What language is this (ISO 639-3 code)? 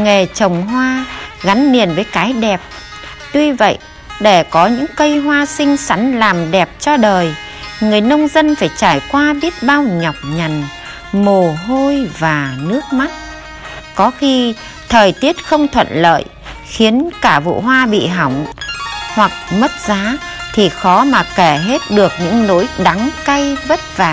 vie